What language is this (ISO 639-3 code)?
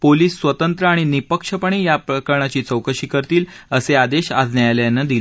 mar